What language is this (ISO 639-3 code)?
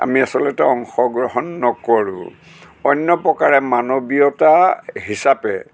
asm